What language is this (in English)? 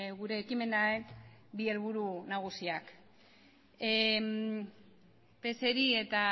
Basque